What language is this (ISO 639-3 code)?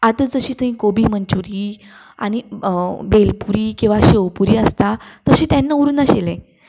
kok